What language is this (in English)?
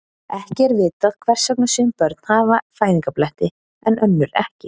Icelandic